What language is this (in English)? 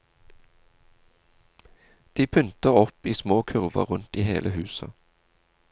Norwegian